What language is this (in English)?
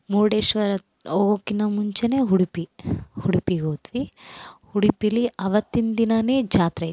Kannada